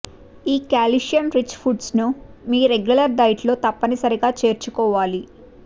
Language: Telugu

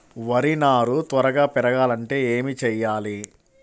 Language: Telugu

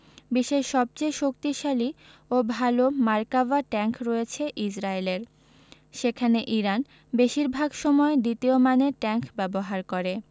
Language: Bangla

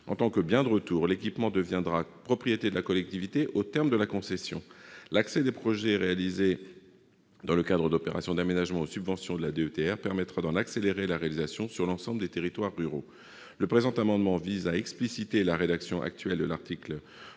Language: French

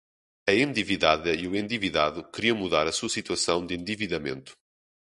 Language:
Portuguese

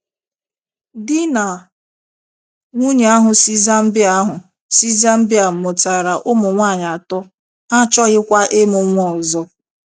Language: Igbo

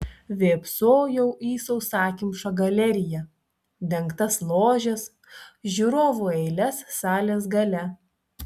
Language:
Lithuanian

